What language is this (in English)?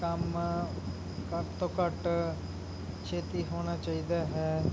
Punjabi